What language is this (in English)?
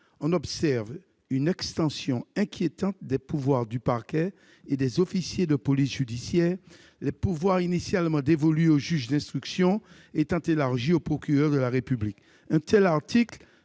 French